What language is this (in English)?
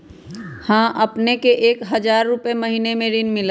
Magahi